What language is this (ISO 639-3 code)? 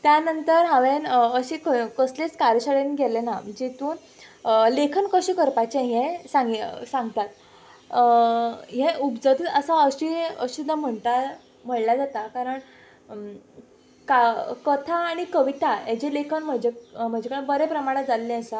kok